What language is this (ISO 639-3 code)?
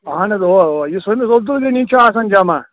kas